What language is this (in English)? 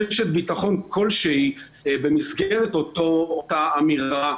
Hebrew